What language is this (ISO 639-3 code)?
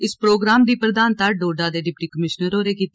doi